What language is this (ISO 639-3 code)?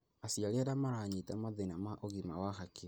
kik